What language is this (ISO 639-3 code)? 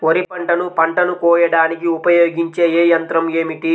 tel